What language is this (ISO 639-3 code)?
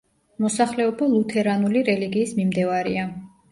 kat